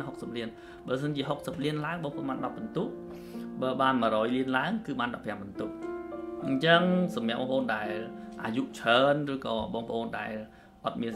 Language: Vietnamese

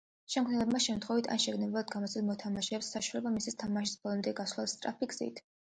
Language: Georgian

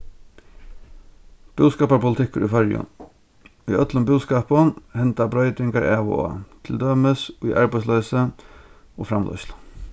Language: Faroese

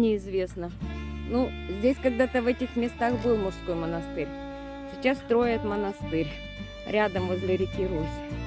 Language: Russian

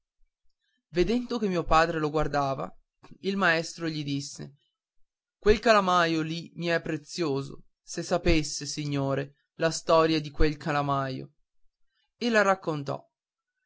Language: Italian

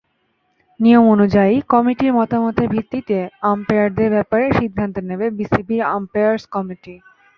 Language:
Bangla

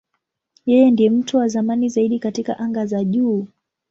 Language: Swahili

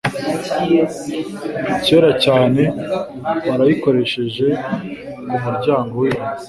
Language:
Kinyarwanda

